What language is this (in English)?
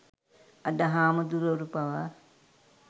Sinhala